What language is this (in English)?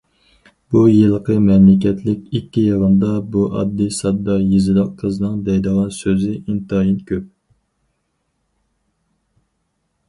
Uyghur